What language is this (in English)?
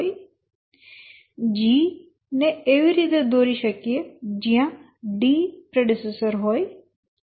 Gujarati